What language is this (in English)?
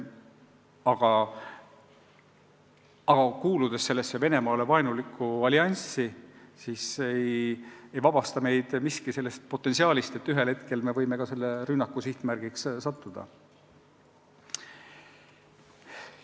Estonian